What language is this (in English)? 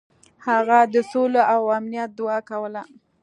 Pashto